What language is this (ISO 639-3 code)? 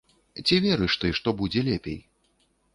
bel